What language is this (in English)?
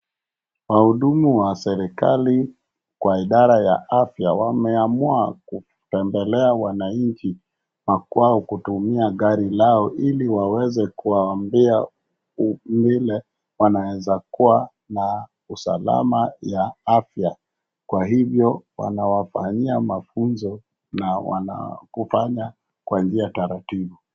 Swahili